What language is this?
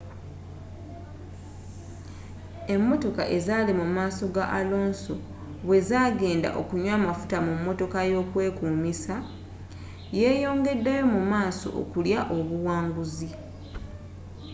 Ganda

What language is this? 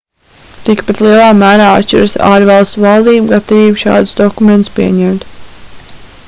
Latvian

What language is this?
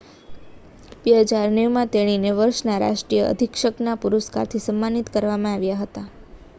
Gujarati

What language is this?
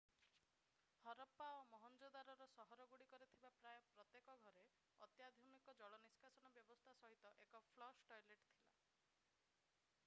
Odia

